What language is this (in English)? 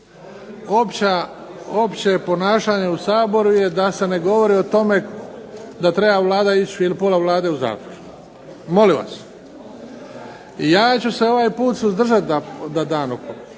Croatian